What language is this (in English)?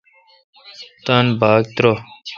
Kalkoti